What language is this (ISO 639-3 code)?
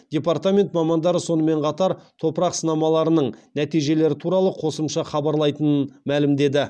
kaz